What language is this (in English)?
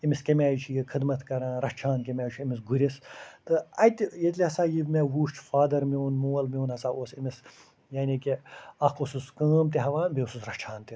Kashmiri